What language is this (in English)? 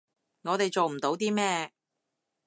Cantonese